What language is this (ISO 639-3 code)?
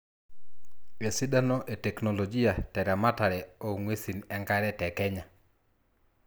mas